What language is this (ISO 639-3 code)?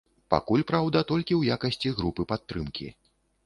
bel